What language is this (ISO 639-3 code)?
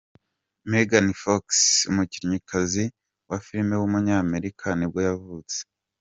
kin